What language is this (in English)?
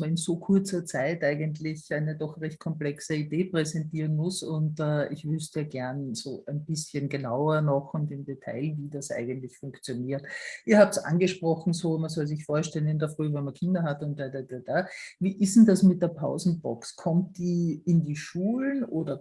German